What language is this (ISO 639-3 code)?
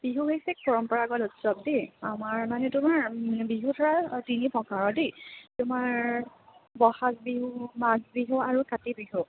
asm